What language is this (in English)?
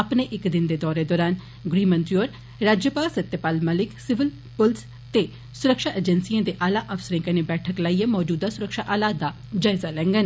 Dogri